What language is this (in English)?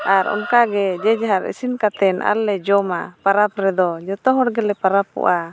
Santali